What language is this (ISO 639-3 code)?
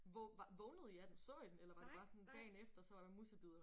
dan